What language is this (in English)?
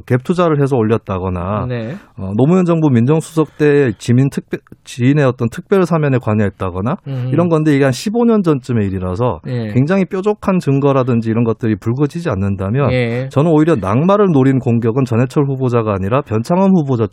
Korean